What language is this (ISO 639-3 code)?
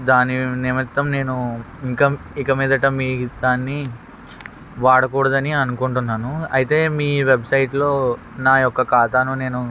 tel